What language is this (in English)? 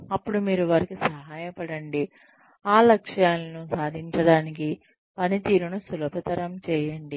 Telugu